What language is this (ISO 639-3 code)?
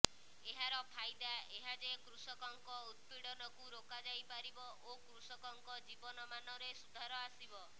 ori